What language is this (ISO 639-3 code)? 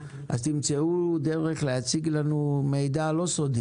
heb